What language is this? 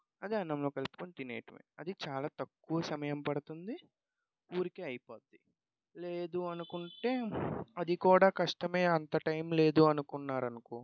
Telugu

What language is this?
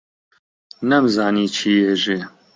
Central Kurdish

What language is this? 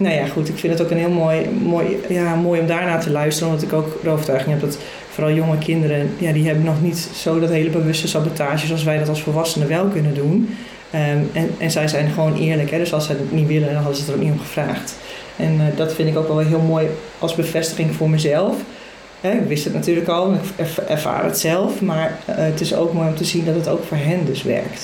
Dutch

